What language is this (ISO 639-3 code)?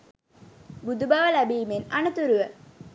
sin